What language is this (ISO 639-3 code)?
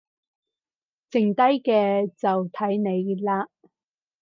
yue